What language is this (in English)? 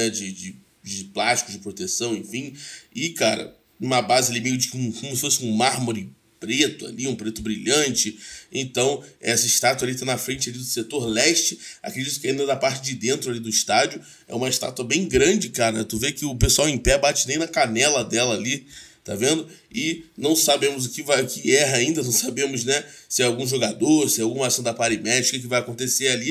Portuguese